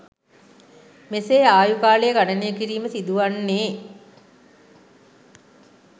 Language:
Sinhala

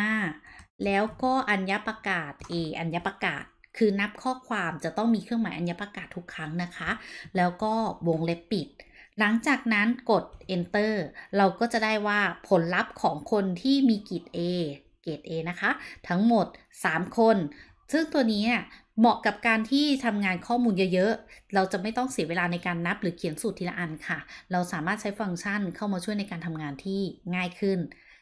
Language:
Thai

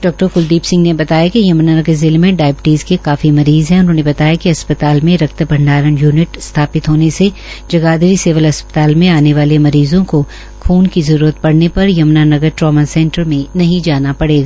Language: Hindi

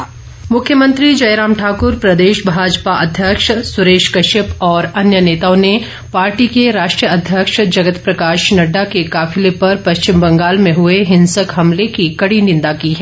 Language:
Hindi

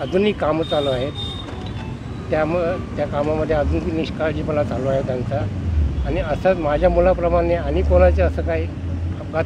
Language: Hindi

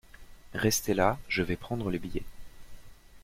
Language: French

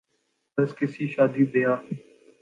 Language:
Urdu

